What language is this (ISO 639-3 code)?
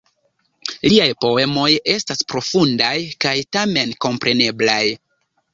epo